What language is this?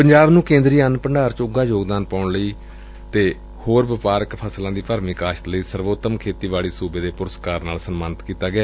Punjabi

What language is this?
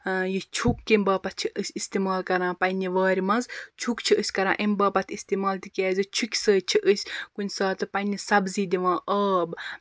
Kashmiri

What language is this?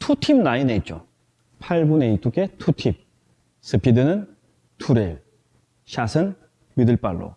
Korean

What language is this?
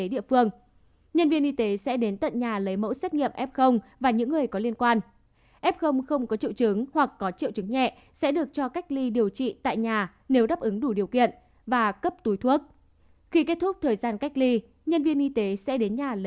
Vietnamese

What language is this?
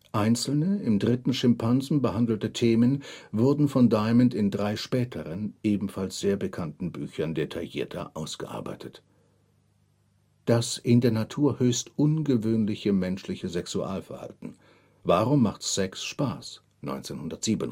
German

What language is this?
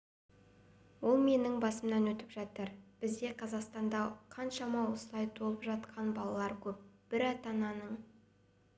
Kazakh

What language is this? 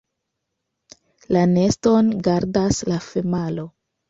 Esperanto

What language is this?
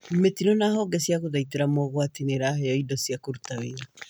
Kikuyu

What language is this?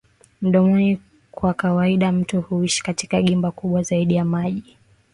Swahili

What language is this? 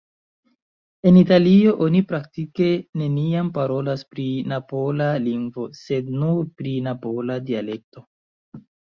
Esperanto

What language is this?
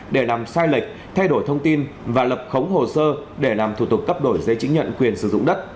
Vietnamese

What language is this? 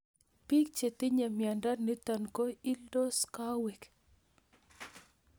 Kalenjin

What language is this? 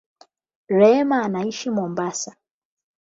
Swahili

